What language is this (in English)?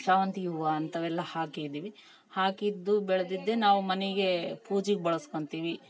Kannada